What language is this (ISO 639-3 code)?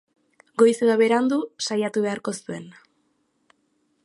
eus